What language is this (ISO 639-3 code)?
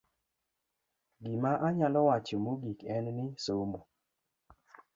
luo